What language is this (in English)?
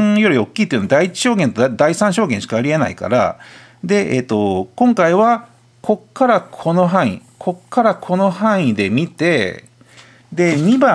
Japanese